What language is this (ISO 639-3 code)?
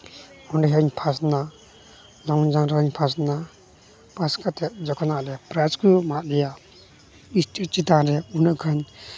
sat